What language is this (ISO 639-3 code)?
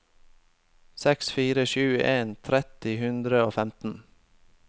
nor